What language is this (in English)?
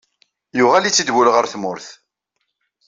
Kabyle